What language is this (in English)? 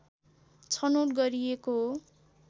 Nepali